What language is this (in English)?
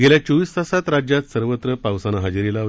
Marathi